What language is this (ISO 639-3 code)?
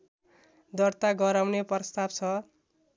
nep